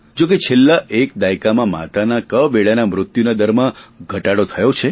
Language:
Gujarati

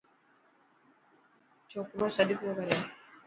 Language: Dhatki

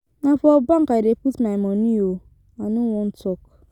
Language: Nigerian Pidgin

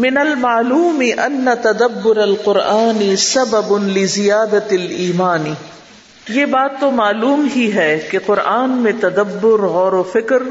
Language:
Urdu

